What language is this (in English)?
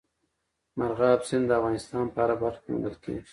Pashto